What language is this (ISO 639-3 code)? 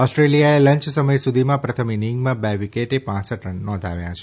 guj